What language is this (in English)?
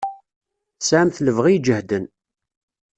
Kabyle